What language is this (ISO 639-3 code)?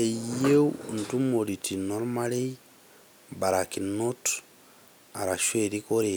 mas